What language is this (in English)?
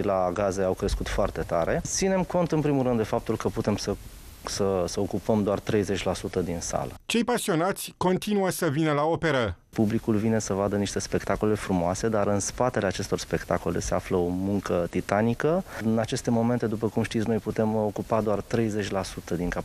Romanian